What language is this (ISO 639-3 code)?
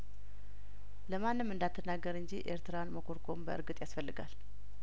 amh